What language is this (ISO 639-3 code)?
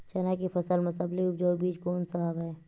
hne